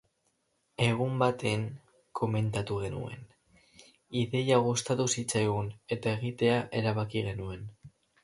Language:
Basque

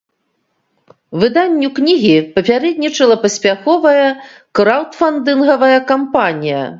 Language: Belarusian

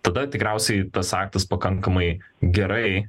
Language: Lithuanian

